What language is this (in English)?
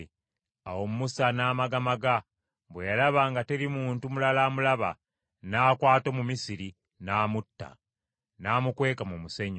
Ganda